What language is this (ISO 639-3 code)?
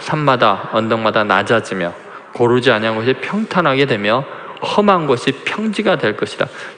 kor